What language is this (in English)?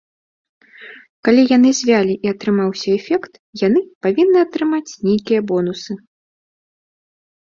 Belarusian